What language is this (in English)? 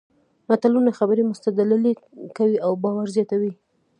Pashto